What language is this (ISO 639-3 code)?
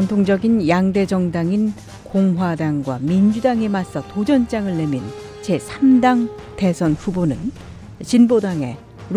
kor